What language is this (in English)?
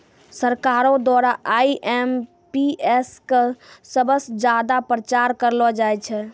Maithili